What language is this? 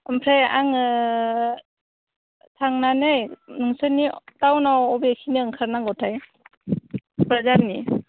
Bodo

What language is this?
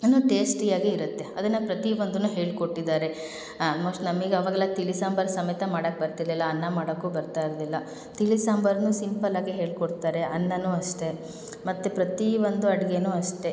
Kannada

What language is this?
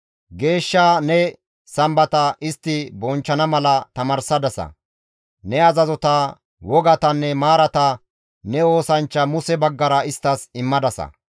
Gamo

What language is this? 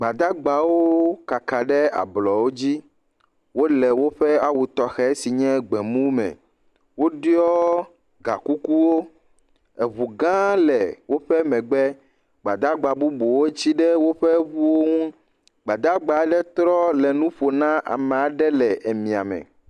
Ewe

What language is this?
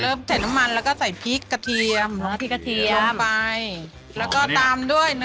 Thai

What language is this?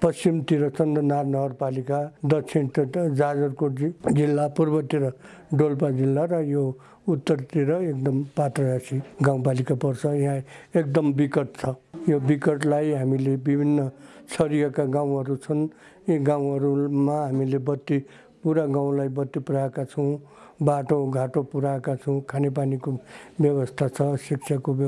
Nepali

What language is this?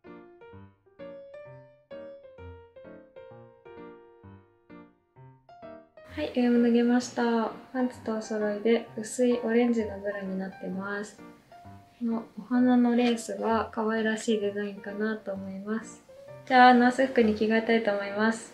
Japanese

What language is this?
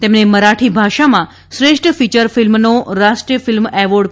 Gujarati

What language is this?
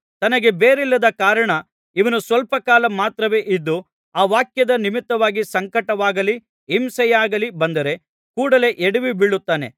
Kannada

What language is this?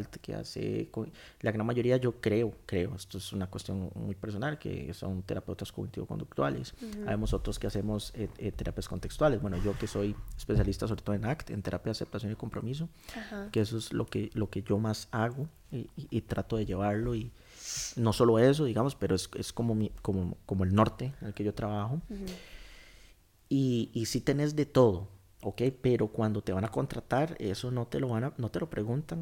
Spanish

